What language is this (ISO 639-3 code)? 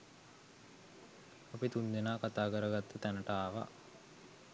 sin